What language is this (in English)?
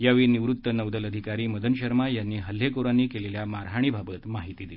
Marathi